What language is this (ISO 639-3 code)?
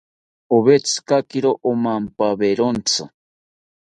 cpy